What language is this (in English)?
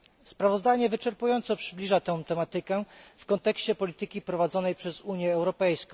Polish